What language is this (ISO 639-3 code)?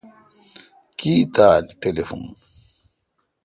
xka